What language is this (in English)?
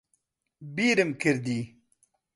Central Kurdish